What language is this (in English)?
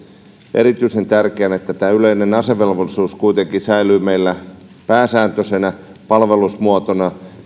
Finnish